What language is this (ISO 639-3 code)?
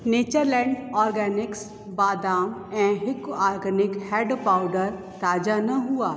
snd